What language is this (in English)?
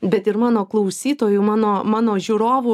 Lithuanian